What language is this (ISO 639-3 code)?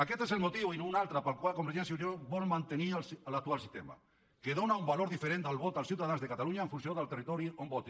cat